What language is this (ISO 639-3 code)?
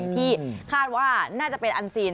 tha